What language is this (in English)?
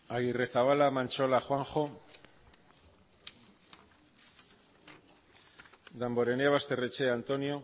Basque